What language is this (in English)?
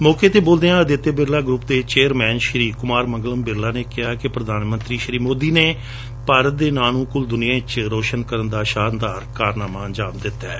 Punjabi